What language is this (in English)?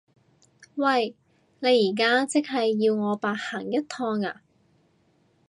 Cantonese